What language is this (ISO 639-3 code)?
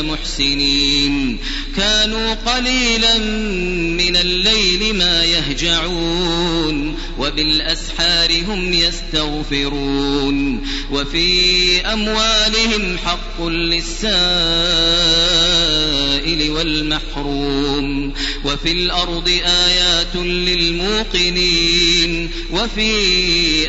ara